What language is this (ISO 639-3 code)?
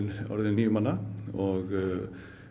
isl